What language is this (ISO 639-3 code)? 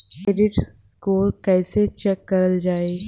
bho